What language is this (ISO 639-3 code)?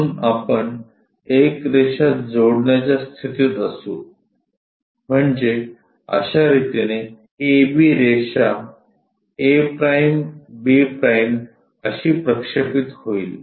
mar